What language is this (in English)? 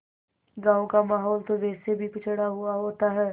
Hindi